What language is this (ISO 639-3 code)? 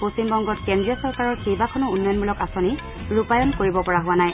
asm